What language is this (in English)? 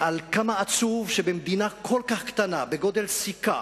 Hebrew